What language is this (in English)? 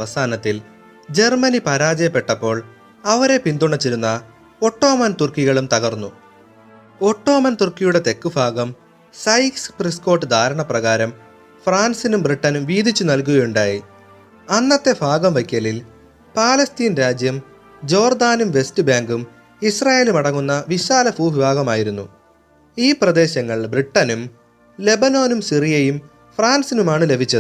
Malayalam